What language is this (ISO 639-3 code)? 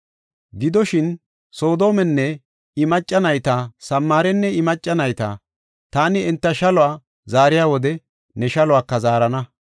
gof